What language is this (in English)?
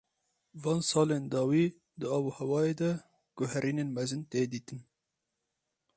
Kurdish